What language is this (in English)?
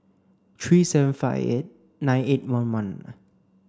English